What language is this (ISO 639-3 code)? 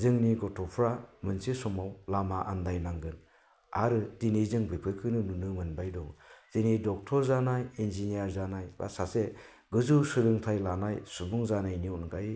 brx